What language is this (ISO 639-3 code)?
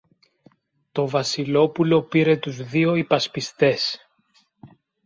ell